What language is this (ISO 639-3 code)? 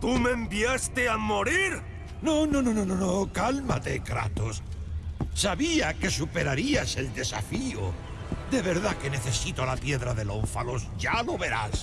spa